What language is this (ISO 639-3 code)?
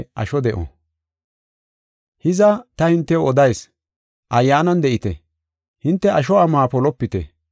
gof